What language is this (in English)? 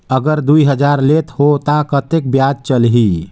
Chhattisgarhi